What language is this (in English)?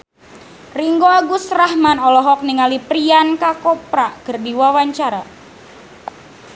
Sundanese